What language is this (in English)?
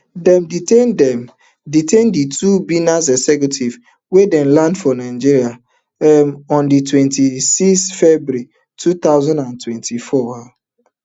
Nigerian Pidgin